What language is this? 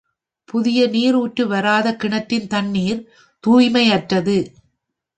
Tamil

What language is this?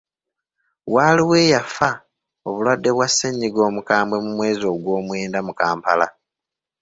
Ganda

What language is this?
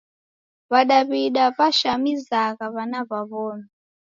Taita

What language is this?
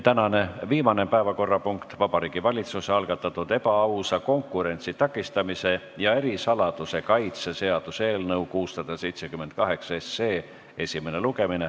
Estonian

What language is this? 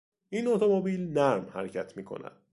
Persian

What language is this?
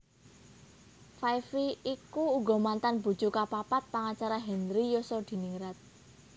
Javanese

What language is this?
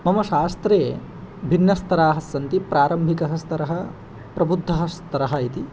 Sanskrit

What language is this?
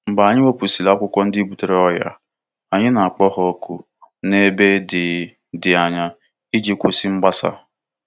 Igbo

